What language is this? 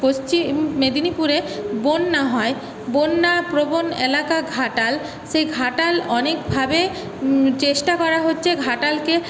Bangla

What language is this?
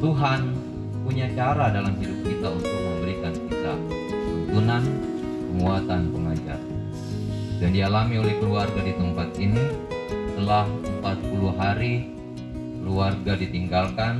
Indonesian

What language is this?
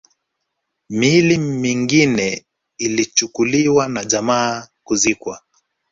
Swahili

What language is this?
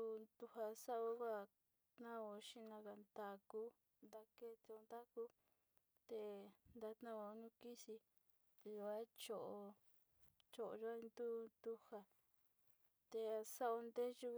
Sinicahua Mixtec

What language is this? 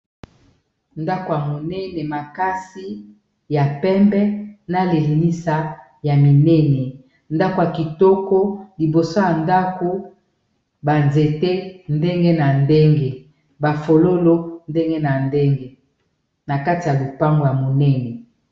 Lingala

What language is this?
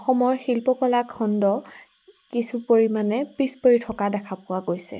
Assamese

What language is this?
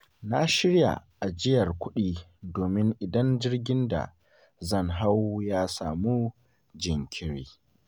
Hausa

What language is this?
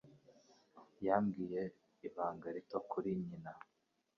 Kinyarwanda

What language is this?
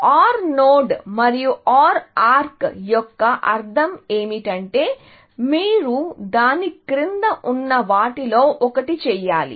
Telugu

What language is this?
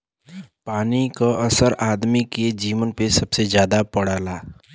Bhojpuri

